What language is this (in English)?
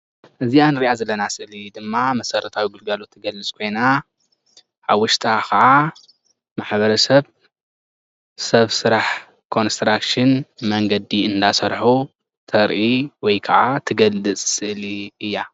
Tigrinya